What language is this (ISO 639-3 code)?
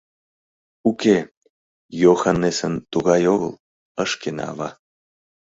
chm